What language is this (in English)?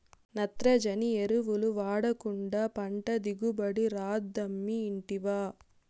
Telugu